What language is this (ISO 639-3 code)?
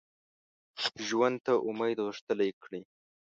pus